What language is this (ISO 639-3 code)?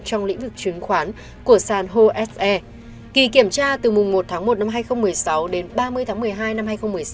vie